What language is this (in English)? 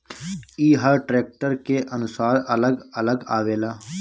Bhojpuri